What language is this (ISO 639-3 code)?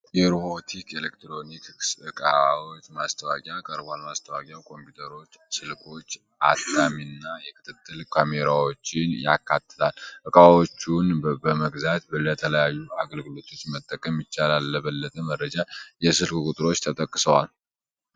amh